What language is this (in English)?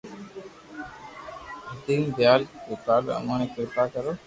Loarki